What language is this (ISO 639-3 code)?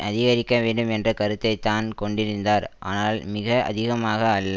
tam